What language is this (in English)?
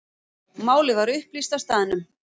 Icelandic